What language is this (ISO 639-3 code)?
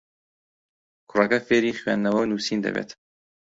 ckb